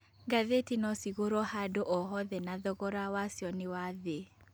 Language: Kikuyu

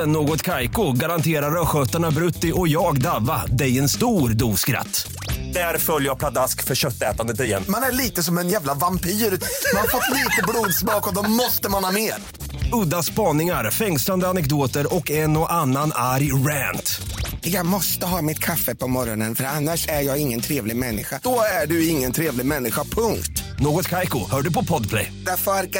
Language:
Swedish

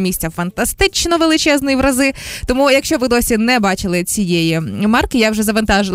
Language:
Ukrainian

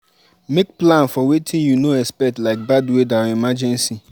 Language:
Nigerian Pidgin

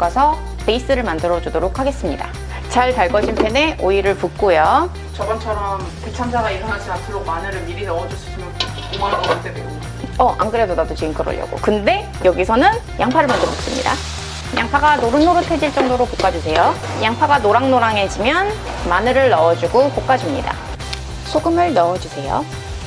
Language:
Korean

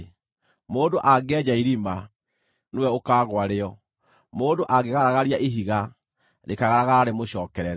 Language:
Kikuyu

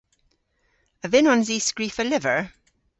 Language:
Cornish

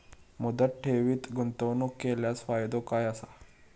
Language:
Marathi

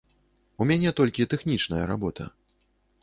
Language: Belarusian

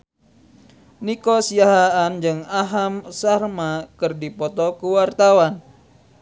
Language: Sundanese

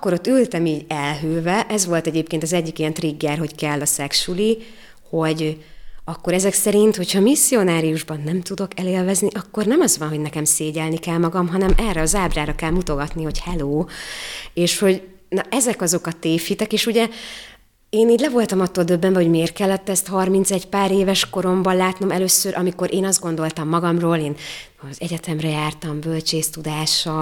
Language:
Hungarian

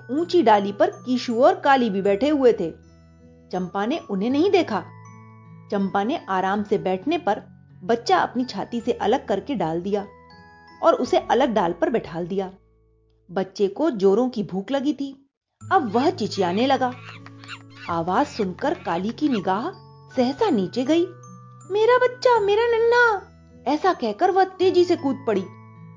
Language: Hindi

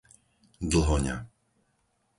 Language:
Slovak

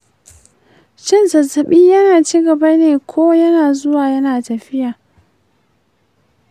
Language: Hausa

